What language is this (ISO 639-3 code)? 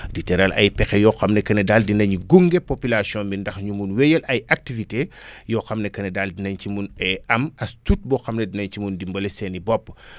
wol